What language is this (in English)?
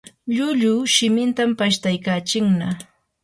Yanahuanca Pasco Quechua